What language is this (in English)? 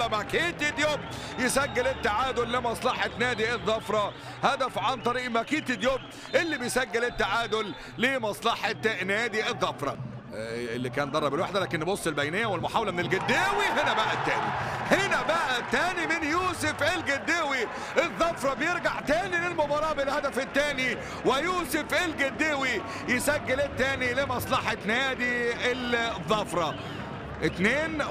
Arabic